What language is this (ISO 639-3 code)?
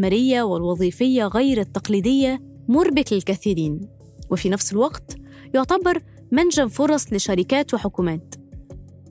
ara